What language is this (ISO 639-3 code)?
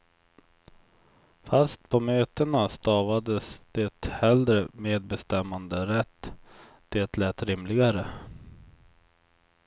swe